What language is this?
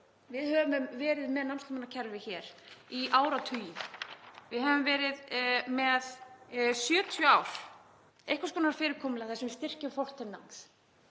Icelandic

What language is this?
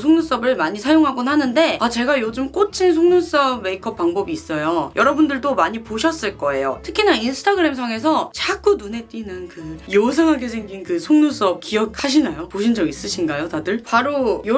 Korean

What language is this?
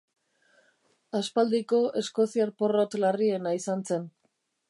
Basque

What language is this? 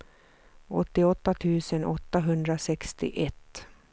Swedish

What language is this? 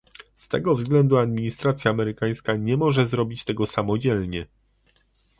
Polish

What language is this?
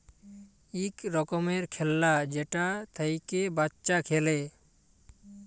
Bangla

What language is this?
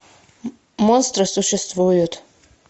Russian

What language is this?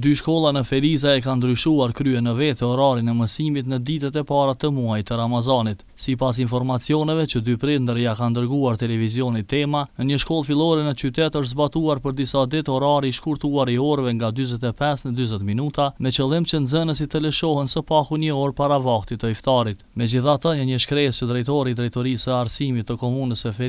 Romanian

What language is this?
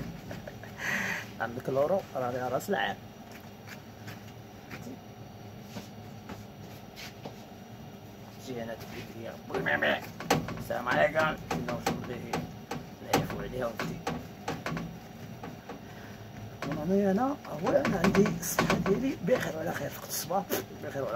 Arabic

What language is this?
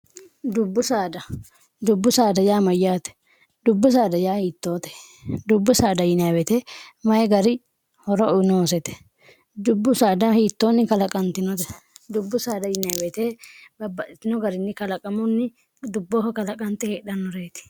Sidamo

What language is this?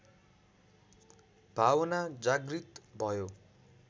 Nepali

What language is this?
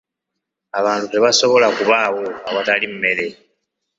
Ganda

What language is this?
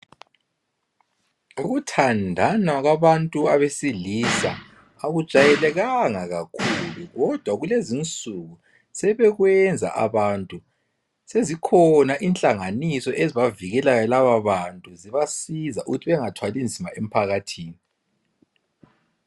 North Ndebele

